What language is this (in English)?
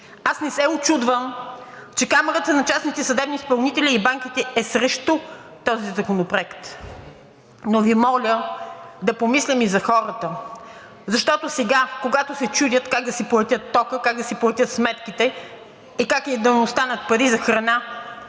Bulgarian